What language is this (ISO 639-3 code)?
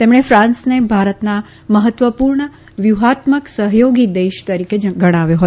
guj